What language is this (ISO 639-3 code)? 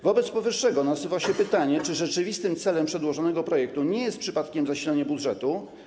pol